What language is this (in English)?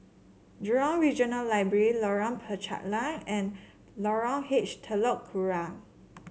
English